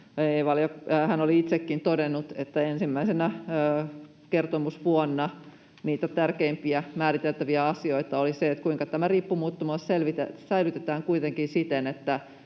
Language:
Finnish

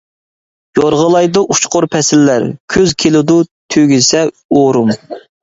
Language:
Uyghur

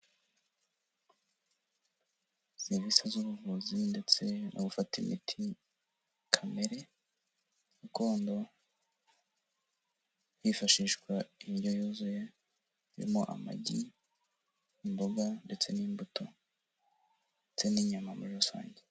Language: Kinyarwanda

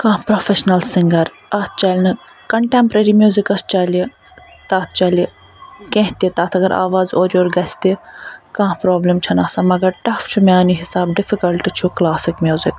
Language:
Kashmiri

